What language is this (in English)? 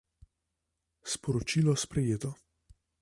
Slovenian